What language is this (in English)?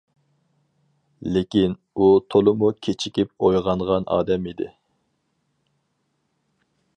Uyghur